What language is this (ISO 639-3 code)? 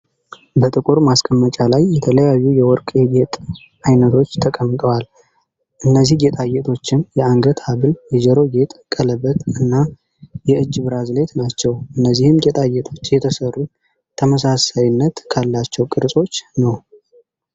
amh